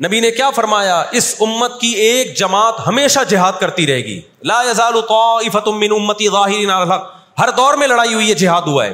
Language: Urdu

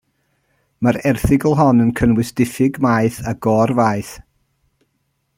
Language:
Welsh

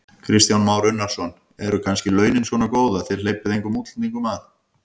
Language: Icelandic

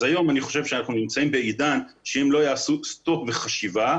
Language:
Hebrew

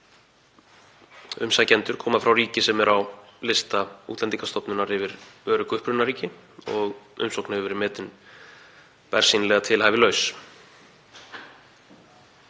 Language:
Icelandic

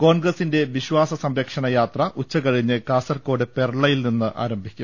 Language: Malayalam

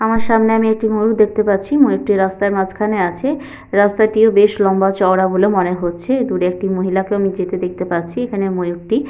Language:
Bangla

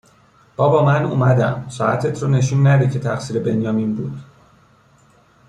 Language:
Persian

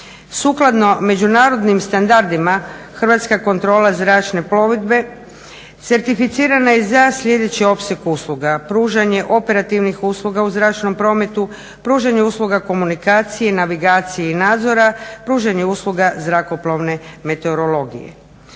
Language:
Croatian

